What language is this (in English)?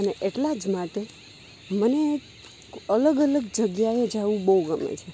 Gujarati